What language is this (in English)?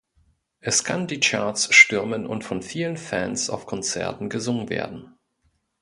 German